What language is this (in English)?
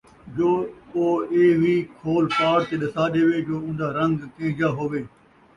Saraiki